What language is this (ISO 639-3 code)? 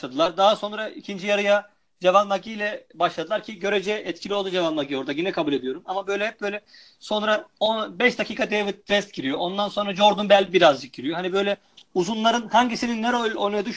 tur